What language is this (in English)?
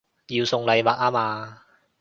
Cantonese